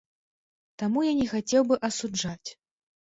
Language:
Belarusian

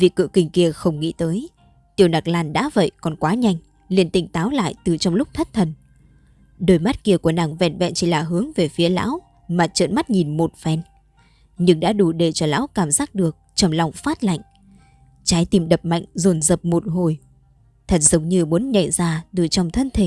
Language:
Vietnamese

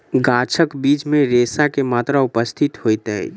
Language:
Maithili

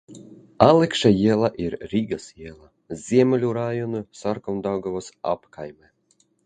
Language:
Latvian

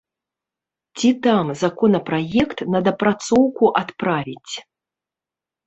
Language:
Belarusian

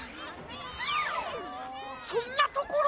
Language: Japanese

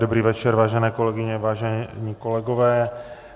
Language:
Czech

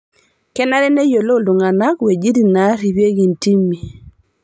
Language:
Masai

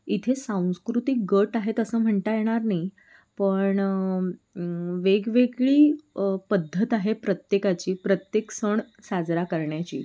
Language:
Marathi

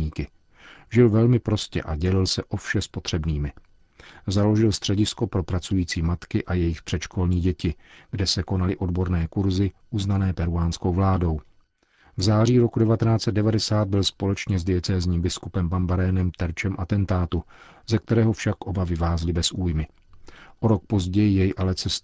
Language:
Czech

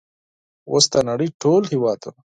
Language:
Pashto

